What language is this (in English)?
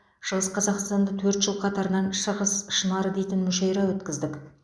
Kazakh